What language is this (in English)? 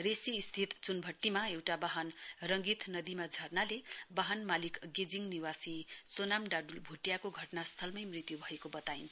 Nepali